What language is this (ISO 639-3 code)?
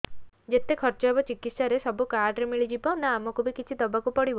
ori